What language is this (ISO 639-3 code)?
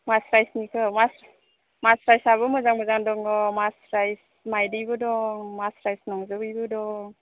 brx